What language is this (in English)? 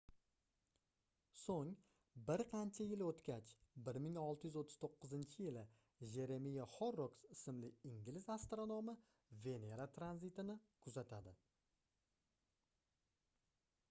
Uzbek